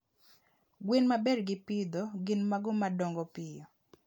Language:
Luo (Kenya and Tanzania)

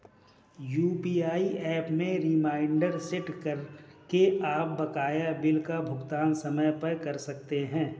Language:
Hindi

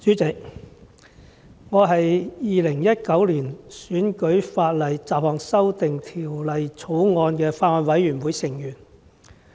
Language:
Cantonese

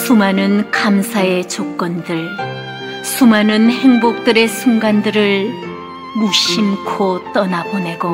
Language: Korean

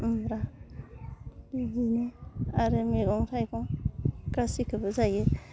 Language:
Bodo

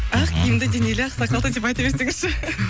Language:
Kazakh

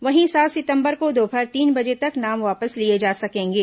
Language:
Hindi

